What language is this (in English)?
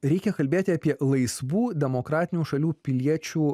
Lithuanian